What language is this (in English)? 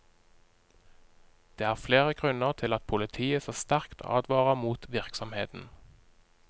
Norwegian